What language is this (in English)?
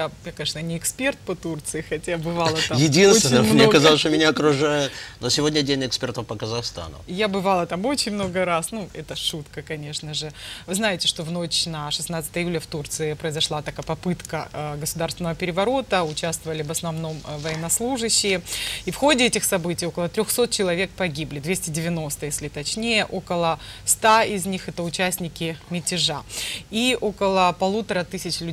Russian